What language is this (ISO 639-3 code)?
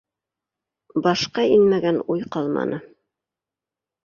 bak